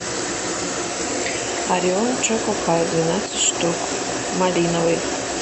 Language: Russian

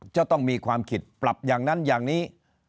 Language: Thai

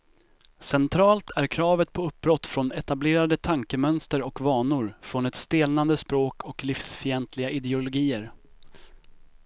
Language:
Swedish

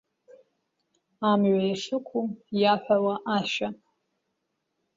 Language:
Abkhazian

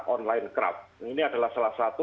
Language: Indonesian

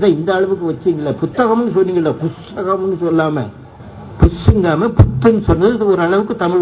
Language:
Tamil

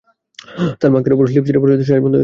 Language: Bangla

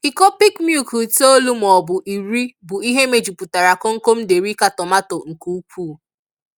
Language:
Igbo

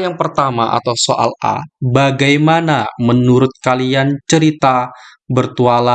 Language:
Indonesian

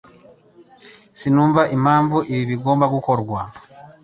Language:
Kinyarwanda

